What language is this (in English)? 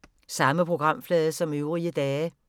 Danish